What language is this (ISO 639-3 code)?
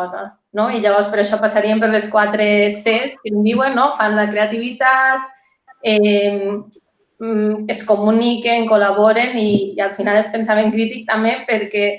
cat